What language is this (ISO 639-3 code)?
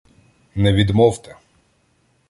ukr